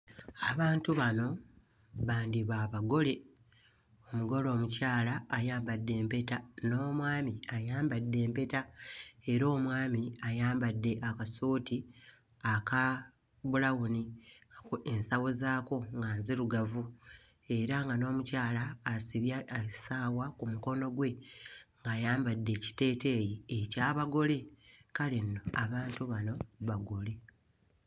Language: Ganda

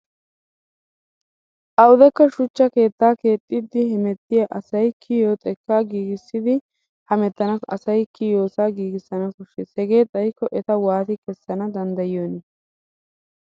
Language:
Wolaytta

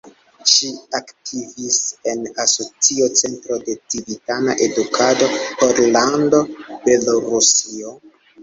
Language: Esperanto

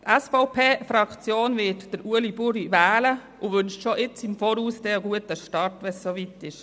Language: Swiss German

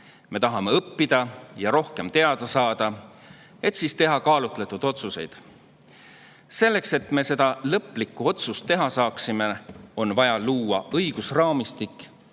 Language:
Estonian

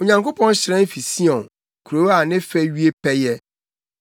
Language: Akan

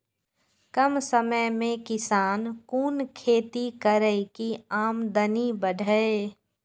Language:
Maithili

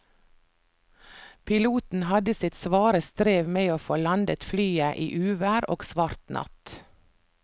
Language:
Norwegian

